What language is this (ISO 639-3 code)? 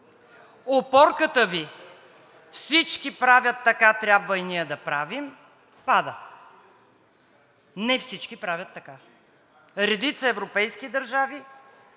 bul